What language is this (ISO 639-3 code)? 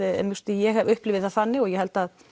isl